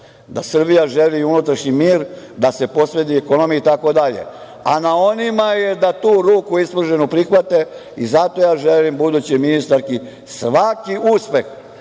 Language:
Serbian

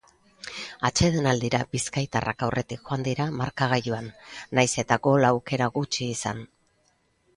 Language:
Basque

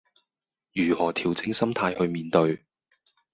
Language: Cantonese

